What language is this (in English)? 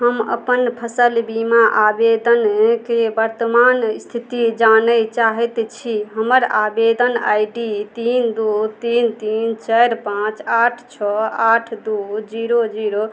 Maithili